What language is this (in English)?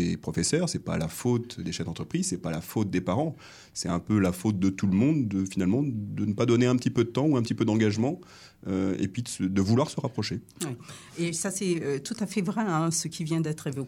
French